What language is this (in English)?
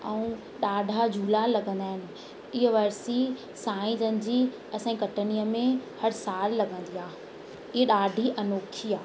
Sindhi